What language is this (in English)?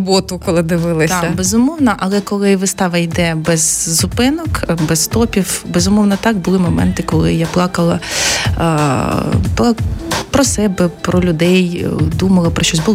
Ukrainian